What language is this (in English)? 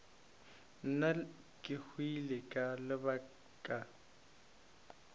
Northern Sotho